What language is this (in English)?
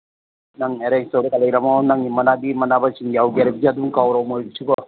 Manipuri